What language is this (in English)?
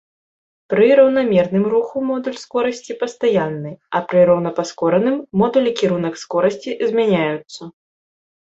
Belarusian